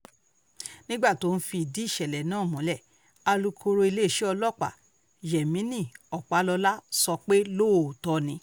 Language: Yoruba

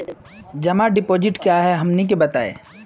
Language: Magahi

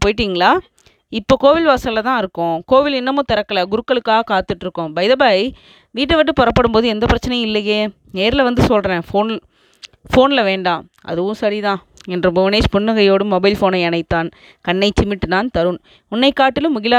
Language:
Tamil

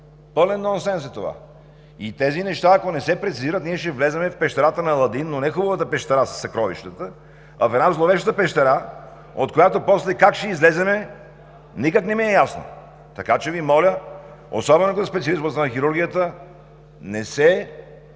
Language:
Bulgarian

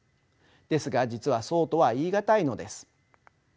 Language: Japanese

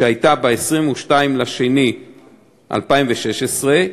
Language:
Hebrew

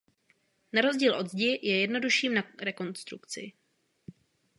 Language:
Czech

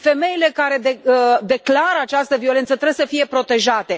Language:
Romanian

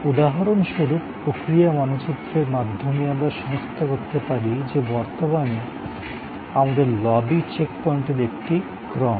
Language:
Bangla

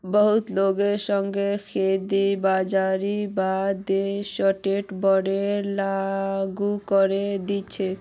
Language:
Magahi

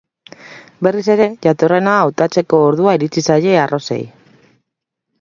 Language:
Basque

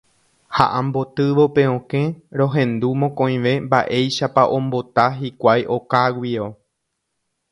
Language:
Guarani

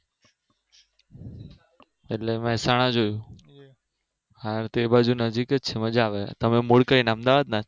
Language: Gujarati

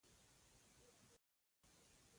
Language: Pashto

